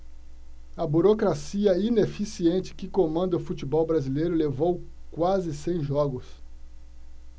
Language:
Portuguese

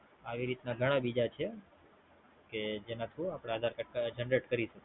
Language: Gujarati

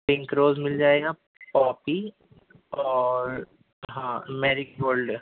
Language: Urdu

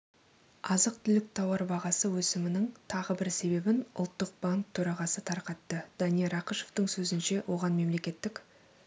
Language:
Kazakh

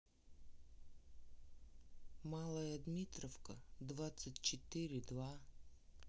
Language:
Russian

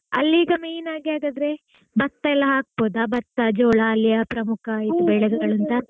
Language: Kannada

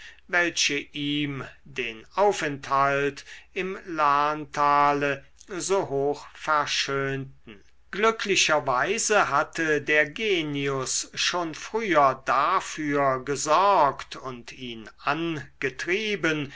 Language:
German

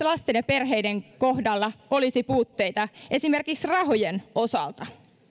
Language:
Finnish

